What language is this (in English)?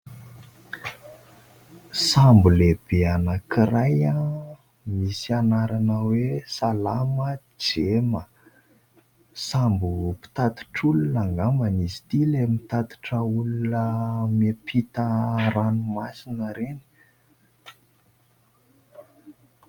Malagasy